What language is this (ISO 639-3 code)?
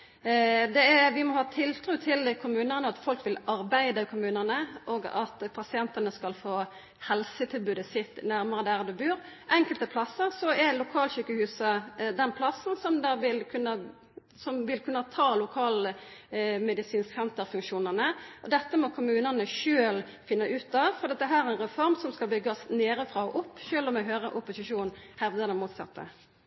nno